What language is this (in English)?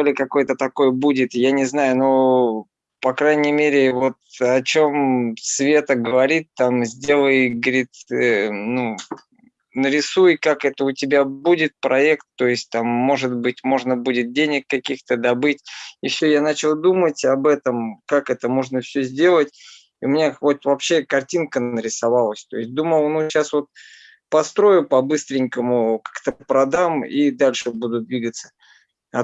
Russian